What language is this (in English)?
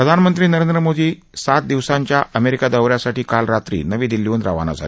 Marathi